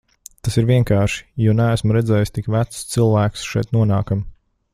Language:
Latvian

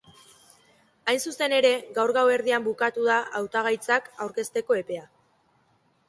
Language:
Basque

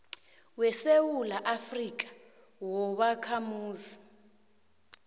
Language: South Ndebele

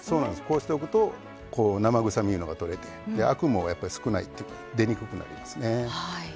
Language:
Japanese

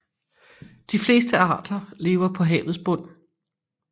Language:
Danish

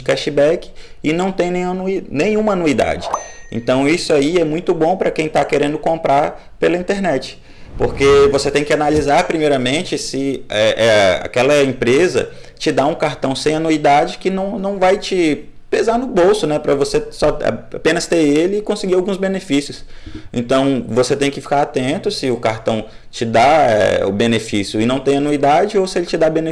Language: Portuguese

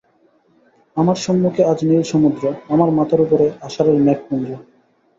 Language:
Bangla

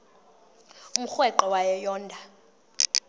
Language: Xhosa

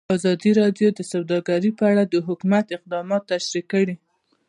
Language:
Pashto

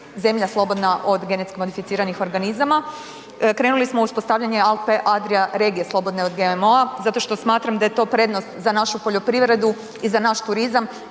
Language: Croatian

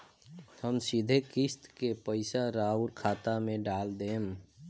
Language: Bhojpuri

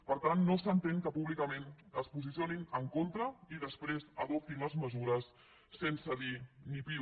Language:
Catalan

